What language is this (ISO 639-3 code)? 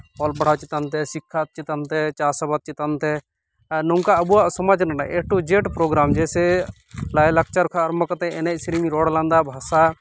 sat